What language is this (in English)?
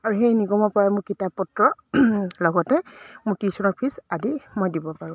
Assamese